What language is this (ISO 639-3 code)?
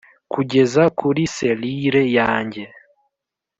kin